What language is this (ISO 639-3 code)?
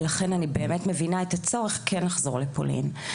heb